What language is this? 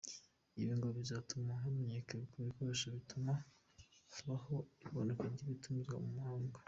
Kinyarwanda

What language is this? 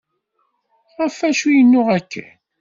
Kabyle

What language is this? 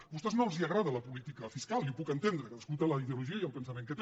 Catalan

